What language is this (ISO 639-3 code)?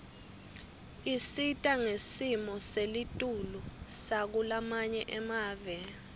ssw